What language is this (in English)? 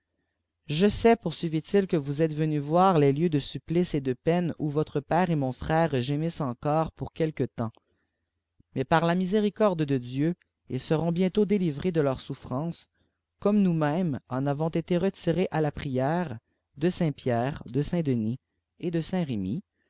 French